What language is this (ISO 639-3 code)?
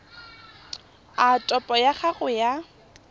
tsn